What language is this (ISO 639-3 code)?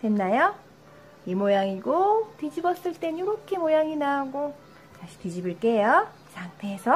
kor